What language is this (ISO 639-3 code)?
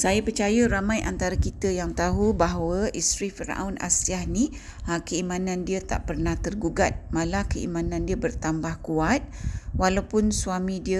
msa